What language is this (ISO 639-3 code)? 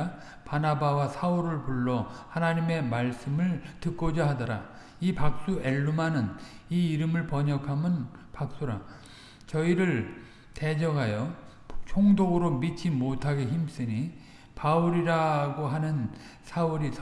kor